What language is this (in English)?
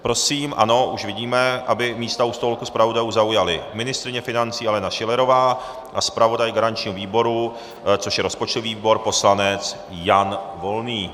Czech